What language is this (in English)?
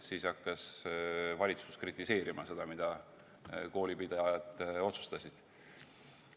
Estonian